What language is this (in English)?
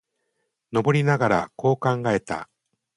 Japanese